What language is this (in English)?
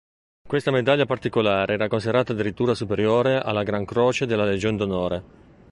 Italian